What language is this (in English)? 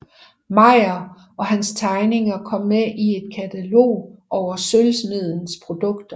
Danish